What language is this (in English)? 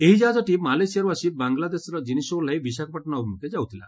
Odia